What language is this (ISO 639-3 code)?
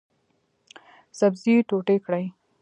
pus